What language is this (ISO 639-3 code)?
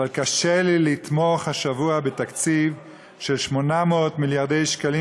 heb